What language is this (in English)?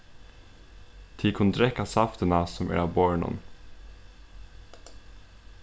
Faroese